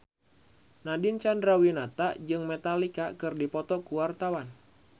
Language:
Sundanese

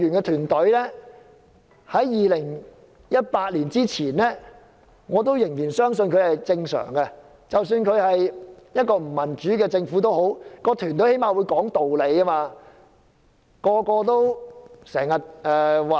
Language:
Cantonese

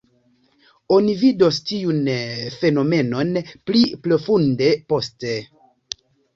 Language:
Esperanto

